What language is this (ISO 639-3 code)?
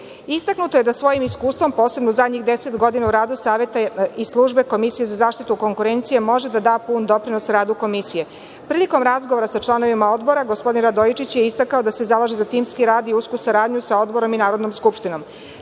srp